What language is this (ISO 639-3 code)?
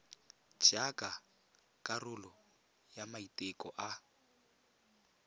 tsn